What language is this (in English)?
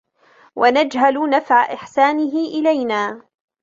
Arabic